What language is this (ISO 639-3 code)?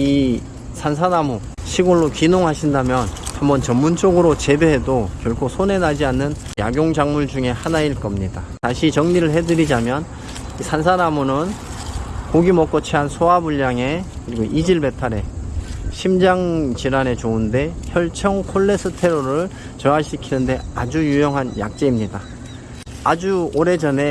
kor